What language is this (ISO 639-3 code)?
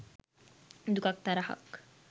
sin